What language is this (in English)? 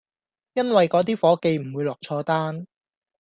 Cantonese